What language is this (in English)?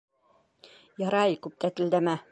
Bashkir